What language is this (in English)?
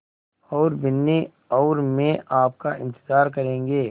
Hindi